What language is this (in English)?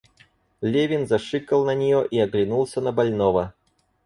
Russian